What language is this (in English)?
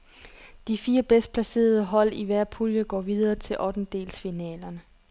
Danish